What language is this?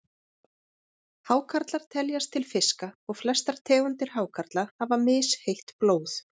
Icelandic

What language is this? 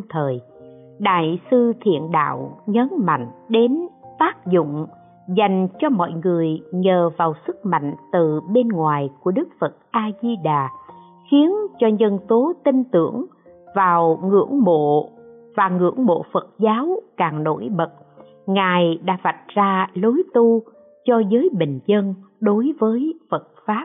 Vietnamese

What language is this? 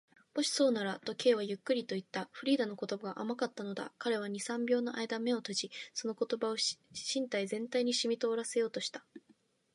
Japanese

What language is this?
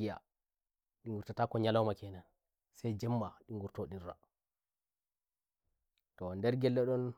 Nigerian Fulfulde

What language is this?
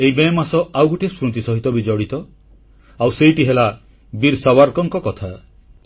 Odia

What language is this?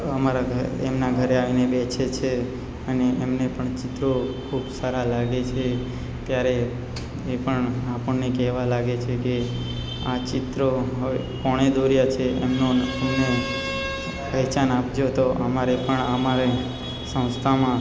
Gujarati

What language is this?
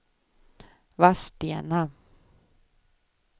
Swedish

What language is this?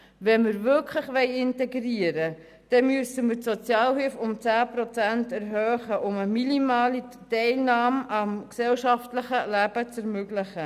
Swiss German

